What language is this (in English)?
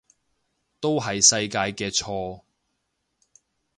Cantonese